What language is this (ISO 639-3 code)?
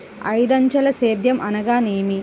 tel